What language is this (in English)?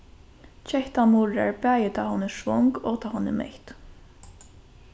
Faroese